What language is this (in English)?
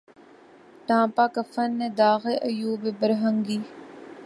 Urdu